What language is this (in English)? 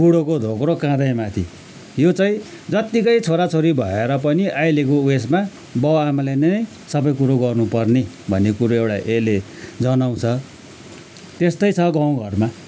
Nepali